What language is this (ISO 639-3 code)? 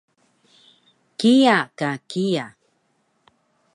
trv